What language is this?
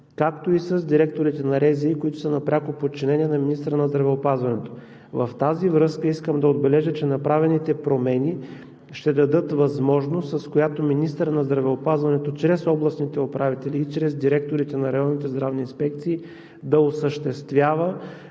Bulgarian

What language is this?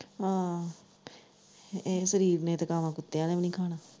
Punjabi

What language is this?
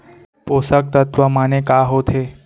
Chhattisgarhi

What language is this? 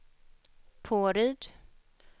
Swedish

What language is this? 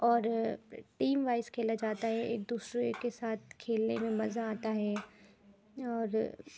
Urdu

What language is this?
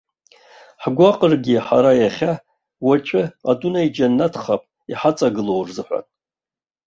Abkhazian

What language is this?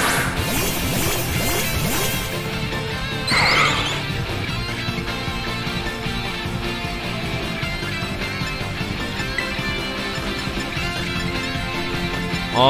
Korean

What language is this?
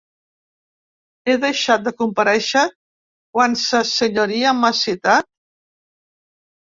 Catalan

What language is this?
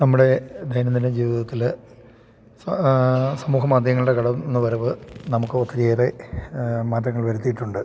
Malayalam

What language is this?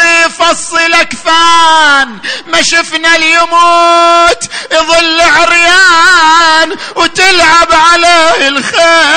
Arabic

